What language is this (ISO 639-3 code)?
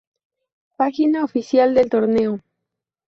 spa